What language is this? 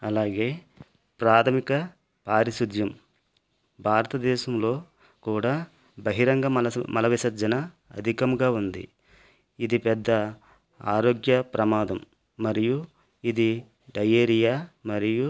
Telugu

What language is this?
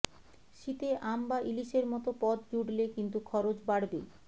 Bangla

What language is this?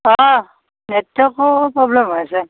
Assamese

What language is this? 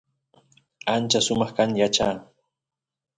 Santiago del Estero Quichua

